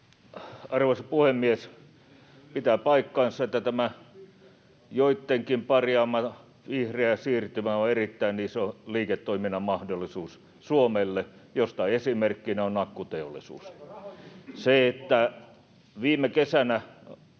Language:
Finnish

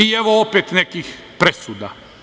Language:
Serbian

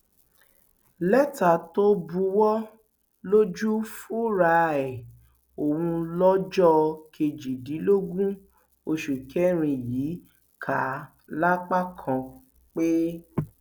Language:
Yoruba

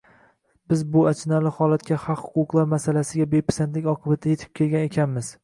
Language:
Uzbek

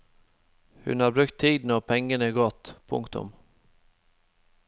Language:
Norwegian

